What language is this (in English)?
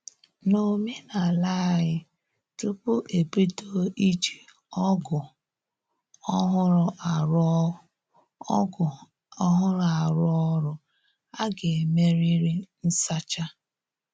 Igbo